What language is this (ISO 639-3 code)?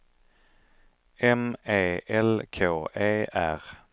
swe